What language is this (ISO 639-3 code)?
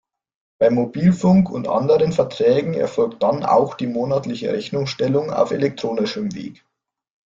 deu